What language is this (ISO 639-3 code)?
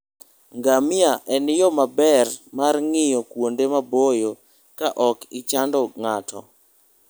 luo